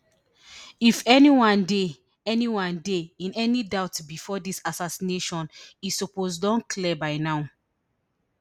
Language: Nigerian Pidgin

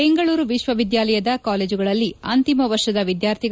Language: Kannada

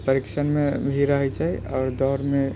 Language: Maithili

